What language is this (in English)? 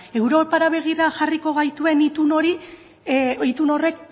Basque